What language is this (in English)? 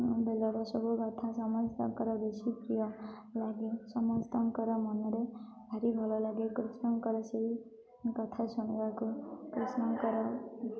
Odia